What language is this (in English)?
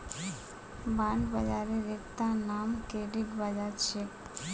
Magahi